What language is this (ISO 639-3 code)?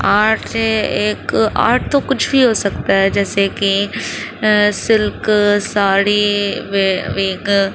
urd